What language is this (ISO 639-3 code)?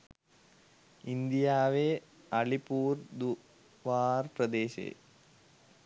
sin